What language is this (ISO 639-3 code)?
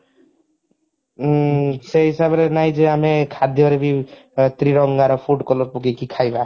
ori